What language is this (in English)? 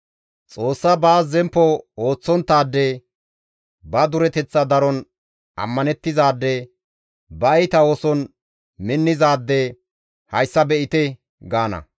Gamo